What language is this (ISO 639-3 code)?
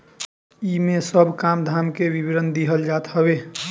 bho